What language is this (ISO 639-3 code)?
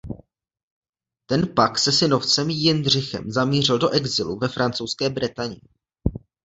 ces